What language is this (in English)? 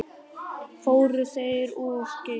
Icelandic